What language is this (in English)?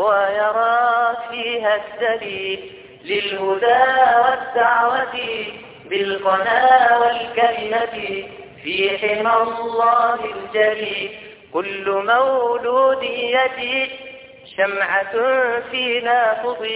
Arabic